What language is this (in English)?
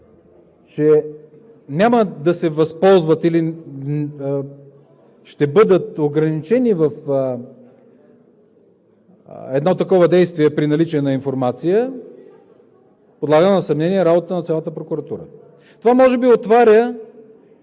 Bulgarian